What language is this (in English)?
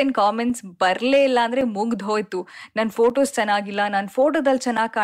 Kannada